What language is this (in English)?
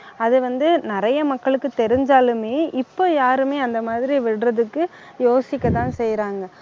Tamil